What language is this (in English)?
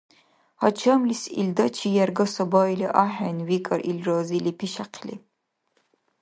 Dargwa